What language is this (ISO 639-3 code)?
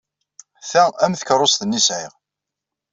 kab